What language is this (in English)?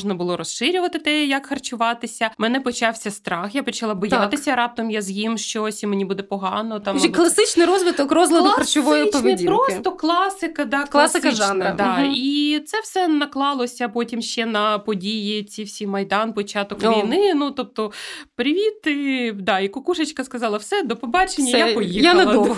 Ukrainian